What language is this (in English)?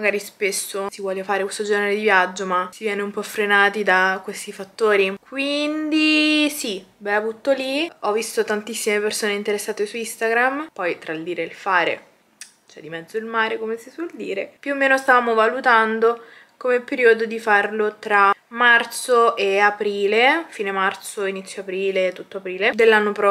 Italian